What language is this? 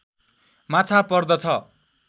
Nepali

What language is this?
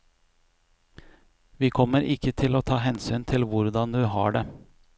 Norwegian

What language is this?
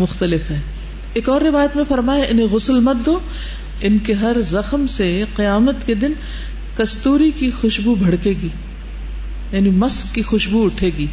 Urdu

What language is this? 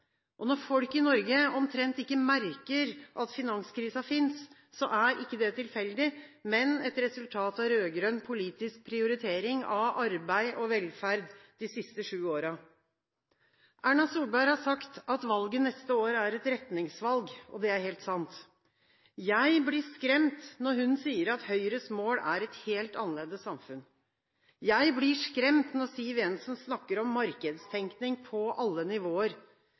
Norwegian Bokmål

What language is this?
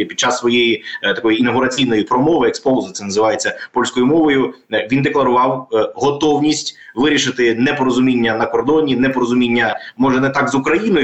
Ukrainian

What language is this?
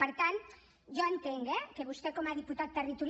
Catalan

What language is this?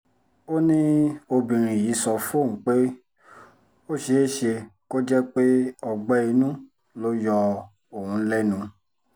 Yoruba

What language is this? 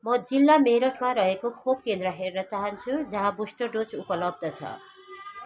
Nepali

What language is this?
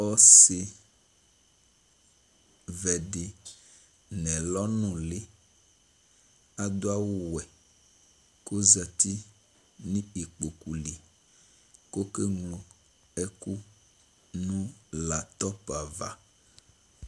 Ikposo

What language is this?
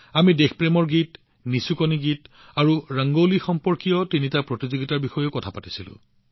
Assamese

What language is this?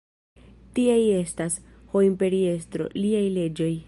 Esperanto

